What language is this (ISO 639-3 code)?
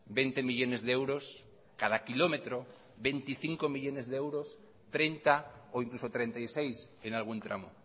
spa